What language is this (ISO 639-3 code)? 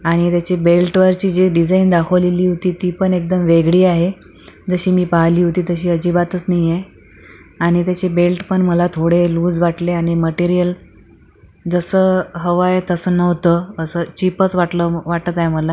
mar